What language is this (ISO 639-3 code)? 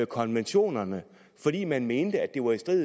dan